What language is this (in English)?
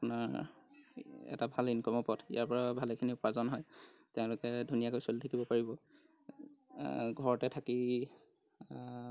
Assamese